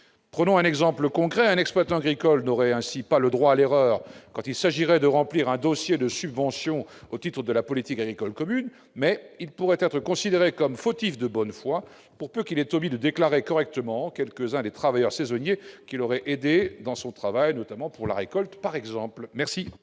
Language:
French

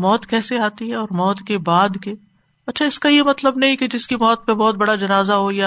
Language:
Urdu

